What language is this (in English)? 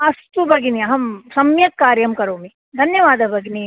Sanskrit